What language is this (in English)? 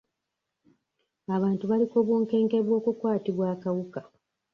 Ganda